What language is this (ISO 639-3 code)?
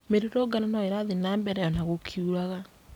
kik